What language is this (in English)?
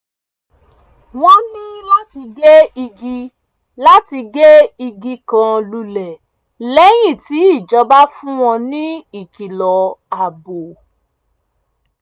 Yoruba